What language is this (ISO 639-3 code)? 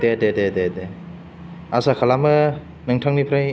brx